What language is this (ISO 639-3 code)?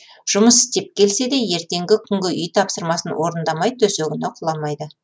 kaz